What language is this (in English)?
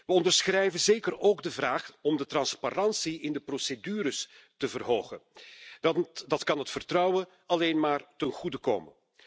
Dutch